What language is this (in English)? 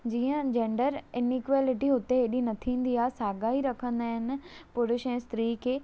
Sindhi